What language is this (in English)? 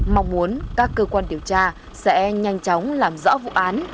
Vietnamese